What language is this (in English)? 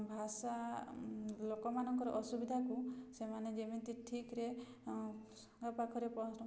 Odia